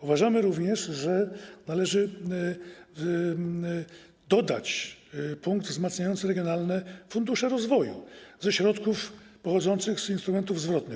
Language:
Polish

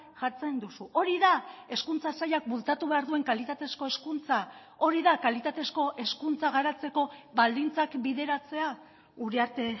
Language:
Basque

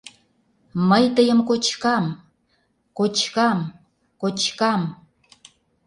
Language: Mari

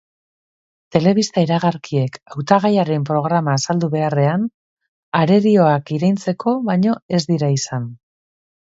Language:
Basque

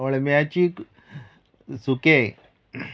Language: Konkani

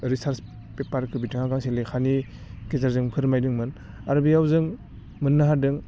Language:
Bodo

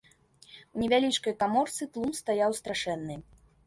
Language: Belarusian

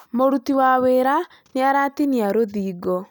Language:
Kikuyu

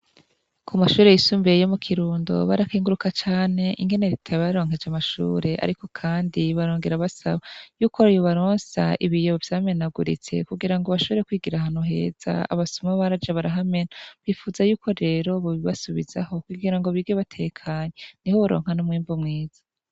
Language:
Rundi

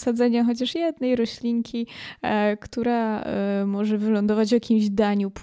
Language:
Polish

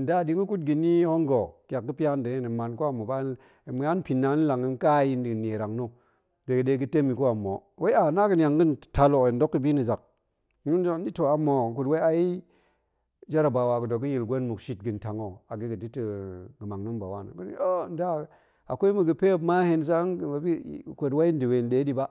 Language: Goemai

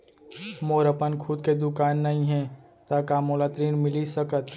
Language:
Chhattisgarhi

